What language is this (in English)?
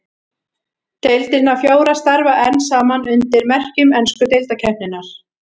Icelandic